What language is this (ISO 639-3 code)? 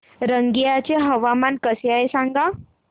mar